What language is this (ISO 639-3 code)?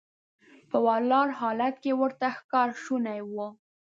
pus